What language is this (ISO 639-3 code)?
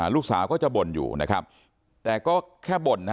tha